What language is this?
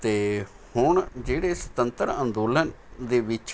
Punjabi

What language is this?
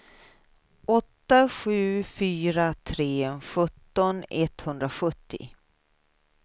Swedish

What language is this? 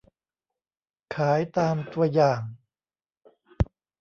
Thai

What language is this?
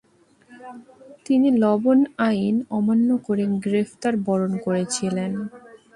Bangla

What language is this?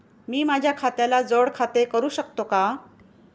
Marathi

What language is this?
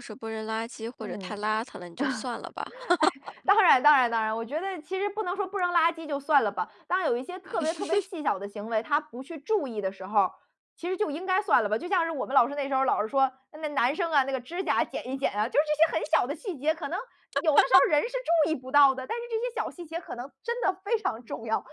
Chinese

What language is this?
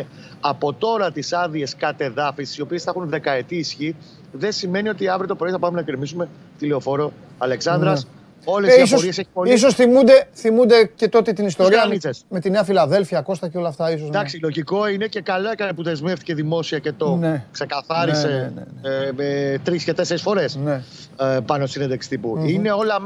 Greek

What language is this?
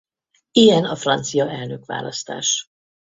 Hungarian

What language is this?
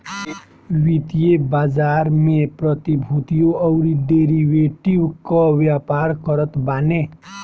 Bhojpuri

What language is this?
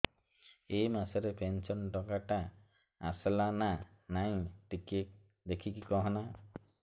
Odia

